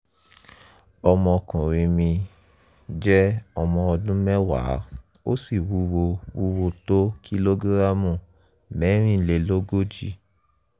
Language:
Yoruba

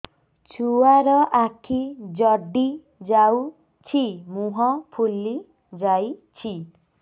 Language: Odia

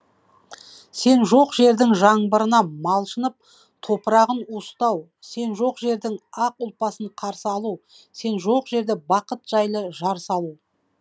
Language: Kazakh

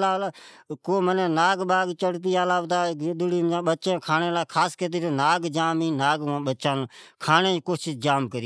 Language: Od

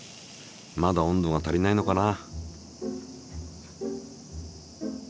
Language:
Japanese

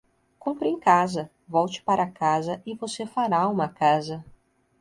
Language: Portuguese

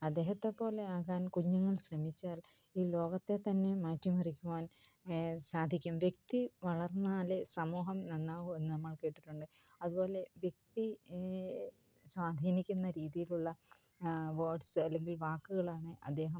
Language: Malayalam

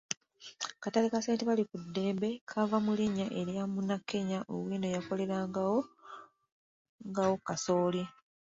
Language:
Ganda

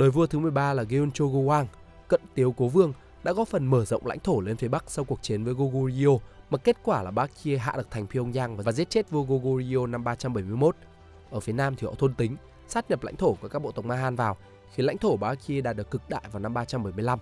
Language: Vietnamese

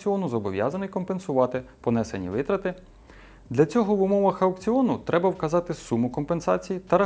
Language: Ukrainian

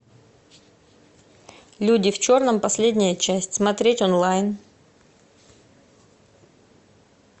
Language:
Russian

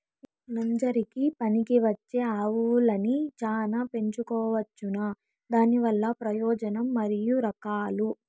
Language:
Telugu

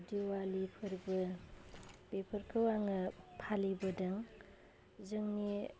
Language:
Bodo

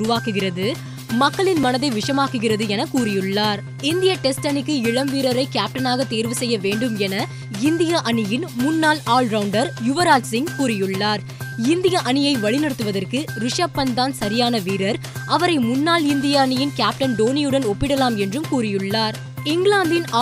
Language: Tamil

